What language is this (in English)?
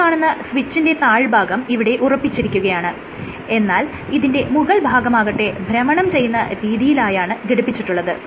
Malayalam